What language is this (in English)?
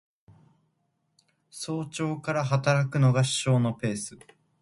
Japanese